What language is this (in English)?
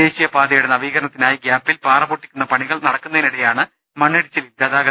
Malayalam